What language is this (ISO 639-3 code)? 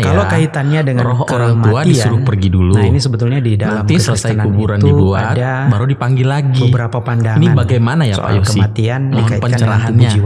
ind